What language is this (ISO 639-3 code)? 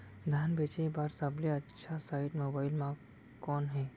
hne